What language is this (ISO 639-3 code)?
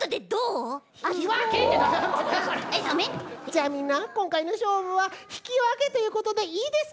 jpn